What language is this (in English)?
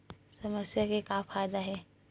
Chhattisgarhi